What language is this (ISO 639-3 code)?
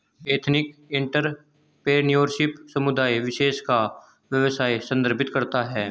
hin